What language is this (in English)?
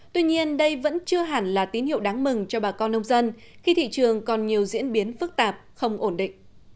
Vietnamese